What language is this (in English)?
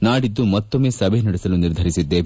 Kannada